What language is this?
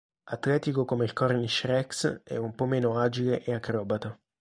Italian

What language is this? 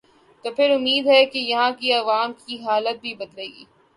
Urdu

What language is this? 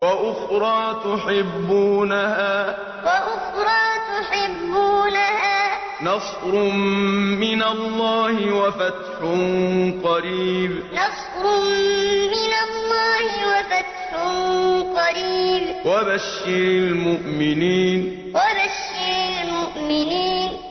Arabic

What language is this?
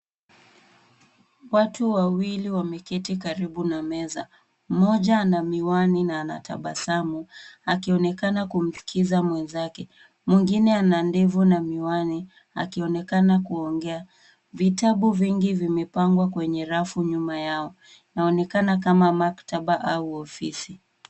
Swahili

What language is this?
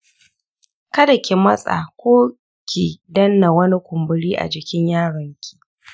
Hausa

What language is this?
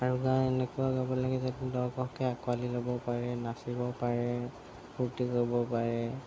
Assamese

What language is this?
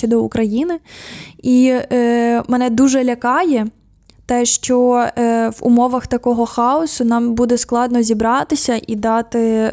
Ukrainian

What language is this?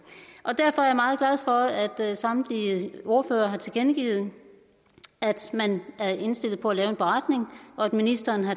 Danish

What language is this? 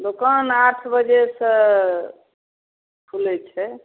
Maithili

